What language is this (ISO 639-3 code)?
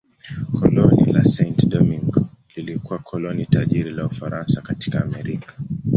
swa